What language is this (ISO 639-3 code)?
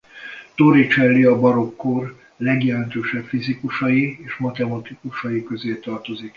hun